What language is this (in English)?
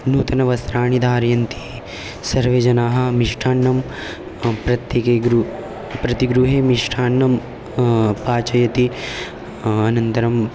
Sanskrit